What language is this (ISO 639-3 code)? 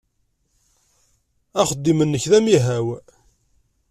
kab